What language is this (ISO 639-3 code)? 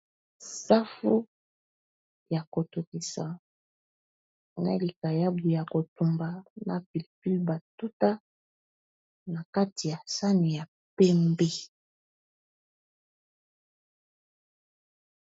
lin